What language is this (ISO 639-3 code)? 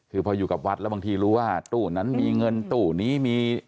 tha